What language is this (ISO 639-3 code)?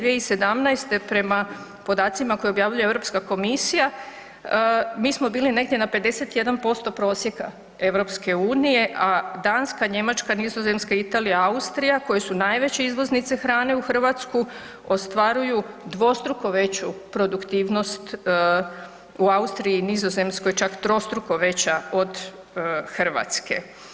hrv